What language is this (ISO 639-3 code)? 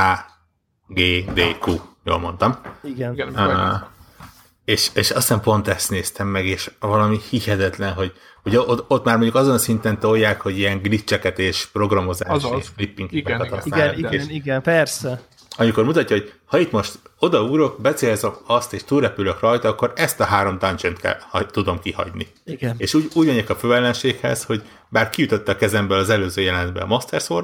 hun